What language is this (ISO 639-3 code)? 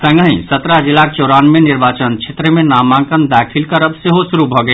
mai